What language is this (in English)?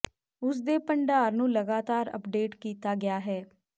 Punjabi